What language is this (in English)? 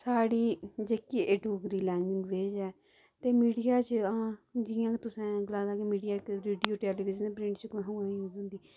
Dogri